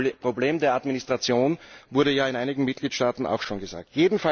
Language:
German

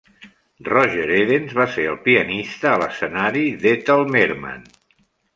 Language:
Catalan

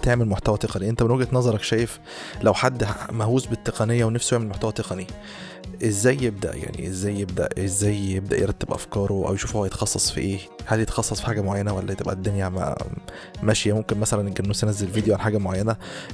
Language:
Arabic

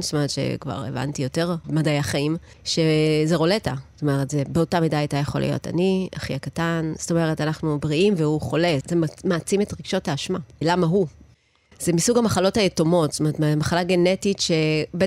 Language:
Hebrew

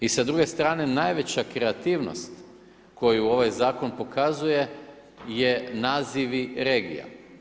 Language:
Croatian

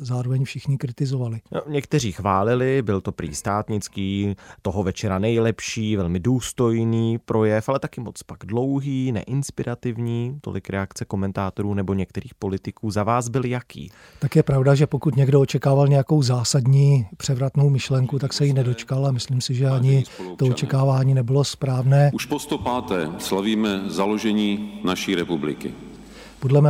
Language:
Czech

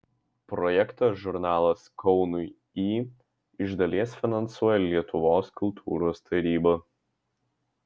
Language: Lithuanian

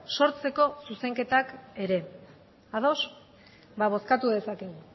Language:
Basque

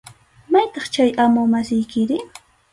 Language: Arequipa-La Unión Quechua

